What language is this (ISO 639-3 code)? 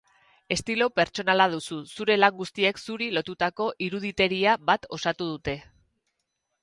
eus